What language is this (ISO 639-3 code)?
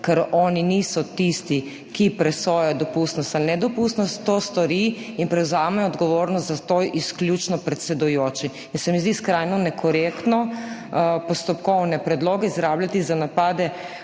slv